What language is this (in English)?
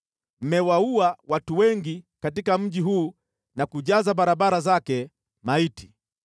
Swahili